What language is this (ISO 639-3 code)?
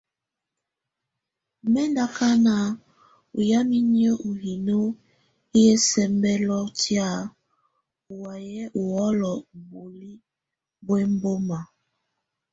tvu